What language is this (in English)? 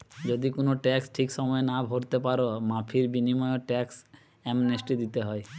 Bangla